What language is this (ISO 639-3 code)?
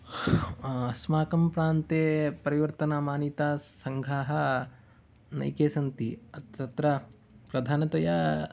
san